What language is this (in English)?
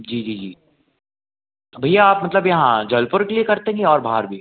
Hindi